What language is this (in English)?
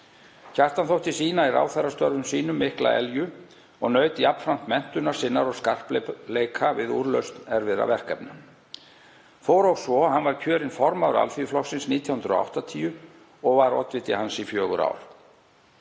Icelandic